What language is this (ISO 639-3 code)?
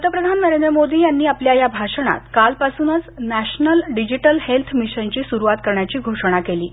mar